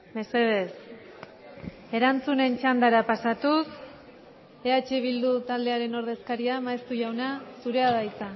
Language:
Basque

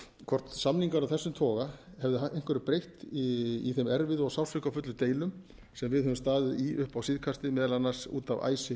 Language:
Icelandic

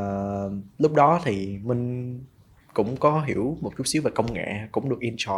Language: Vietnamese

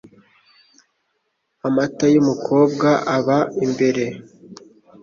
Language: Kinyarwanda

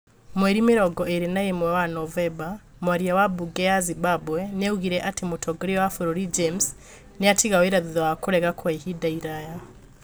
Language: Kikuyu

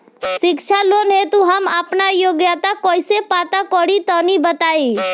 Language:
Bhojpuri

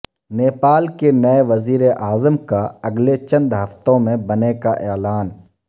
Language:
Urdu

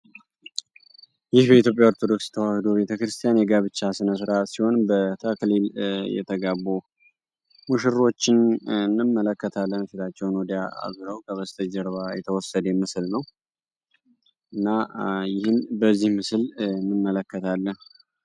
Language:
Amharic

